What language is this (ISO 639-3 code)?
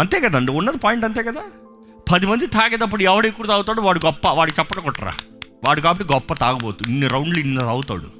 tel